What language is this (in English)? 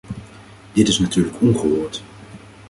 Dutch